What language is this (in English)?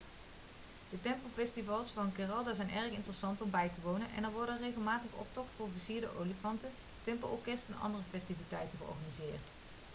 Dutch